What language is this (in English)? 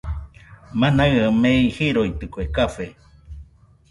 Nüpode Huitoto